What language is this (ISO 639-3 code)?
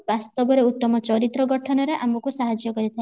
ori